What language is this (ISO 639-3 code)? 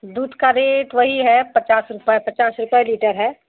hin